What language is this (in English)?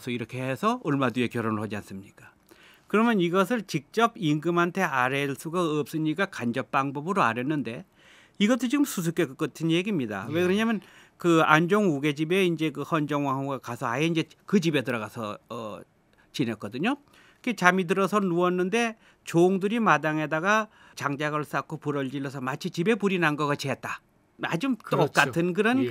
Korean